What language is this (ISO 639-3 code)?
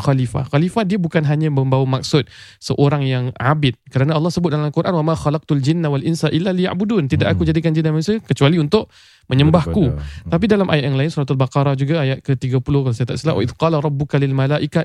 msa